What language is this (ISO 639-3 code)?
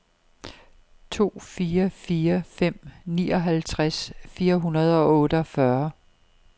dan